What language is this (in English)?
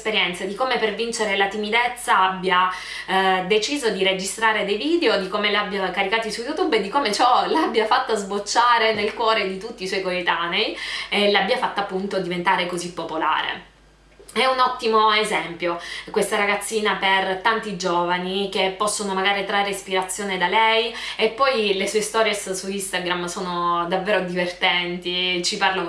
Italian